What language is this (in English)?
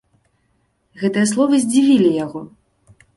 Belarusian